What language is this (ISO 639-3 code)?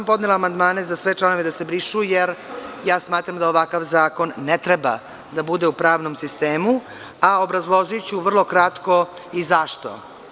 srp